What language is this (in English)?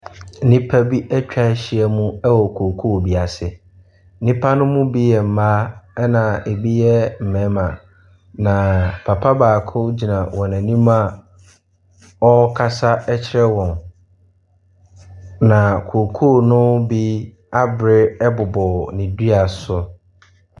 Akan